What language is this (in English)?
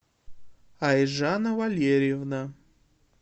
Russian